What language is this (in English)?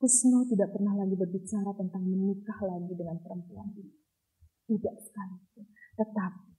Indonesian